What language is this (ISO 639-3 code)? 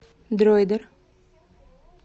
rus